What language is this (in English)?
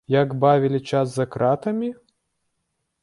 Belarusian